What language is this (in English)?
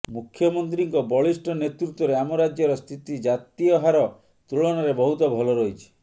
Odia